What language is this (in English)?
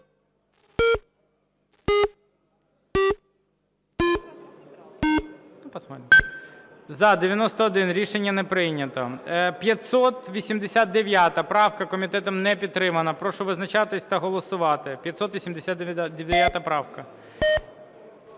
Ukrainian